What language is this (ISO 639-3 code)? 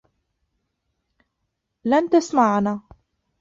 ara